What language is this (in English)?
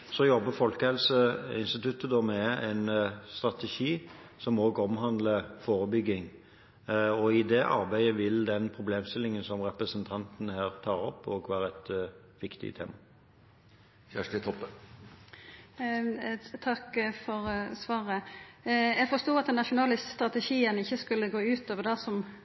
Norwegian